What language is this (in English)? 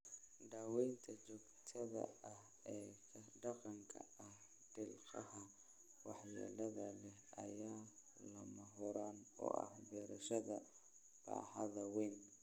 Somali